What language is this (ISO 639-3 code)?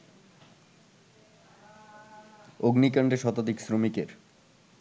ben